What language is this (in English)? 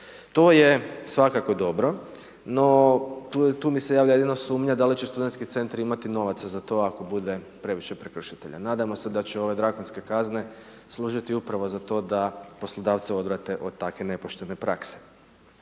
Croatian